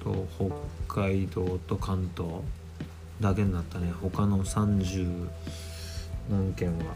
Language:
Japanese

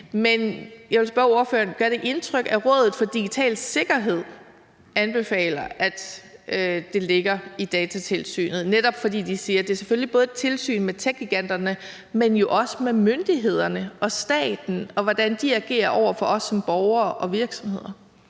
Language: Danish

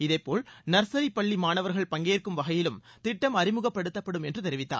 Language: Tamil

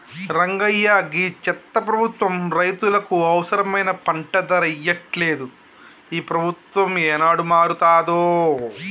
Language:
Telugu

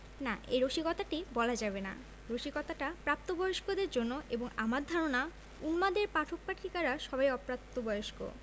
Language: Bangla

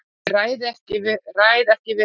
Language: Icelandic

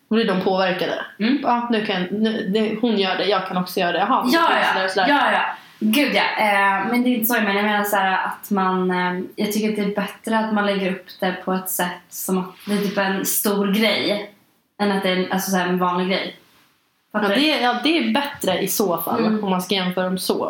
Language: Swedish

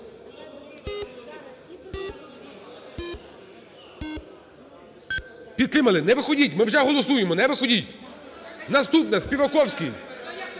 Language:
Ukrainian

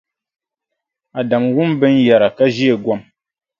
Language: Dagbani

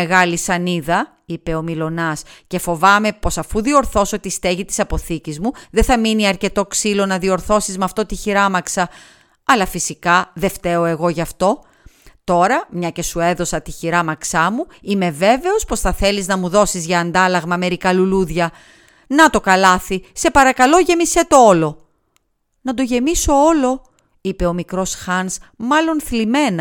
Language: Greek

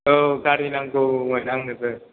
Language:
Bodo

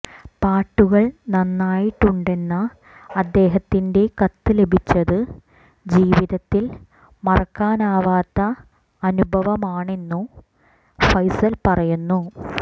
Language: Malayalam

